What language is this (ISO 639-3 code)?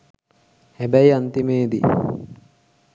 sin